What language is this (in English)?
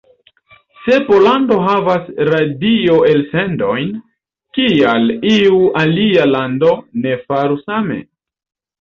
Esperanto